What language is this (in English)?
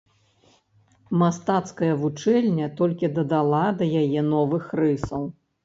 Belarusian